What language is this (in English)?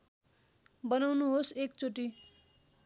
Nepali